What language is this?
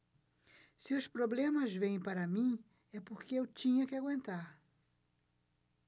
Portuguese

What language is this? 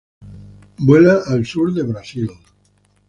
Spanish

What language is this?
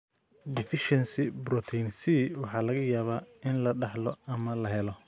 Somali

